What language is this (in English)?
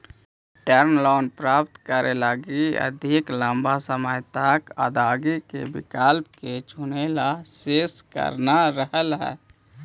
Magahi